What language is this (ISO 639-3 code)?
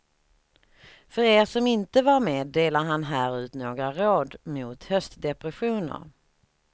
swe